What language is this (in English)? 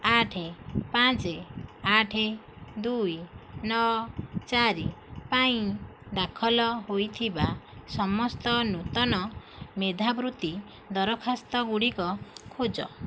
Odia